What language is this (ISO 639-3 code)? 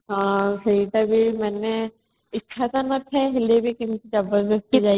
ori